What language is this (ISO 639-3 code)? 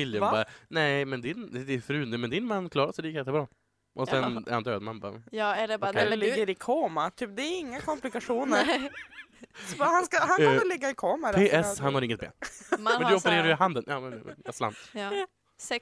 swe